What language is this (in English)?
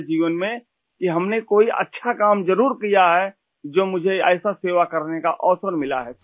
Urdu